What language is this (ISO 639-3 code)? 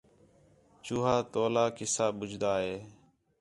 xhe